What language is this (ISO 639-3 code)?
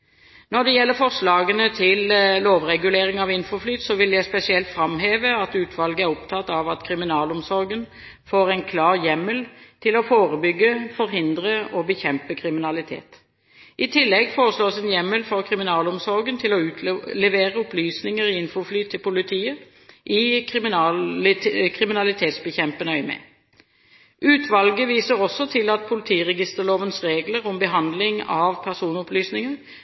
nob